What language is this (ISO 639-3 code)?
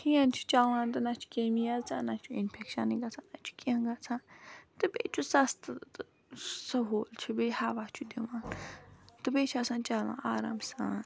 kas